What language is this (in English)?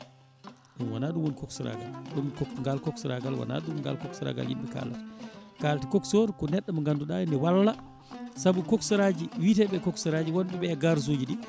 Fula